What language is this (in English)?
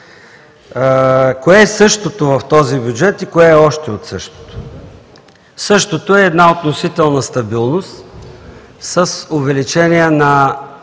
Bulgarian